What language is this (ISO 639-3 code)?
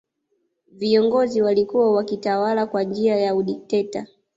swa